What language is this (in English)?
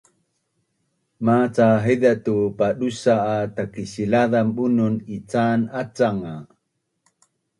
Bunun